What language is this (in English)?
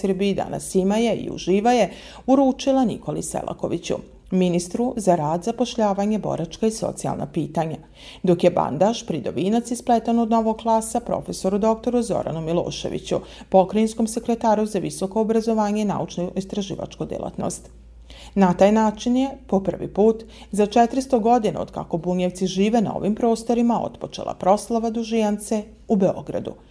Croatian